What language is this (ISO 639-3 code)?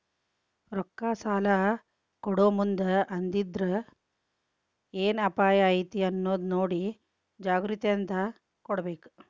kan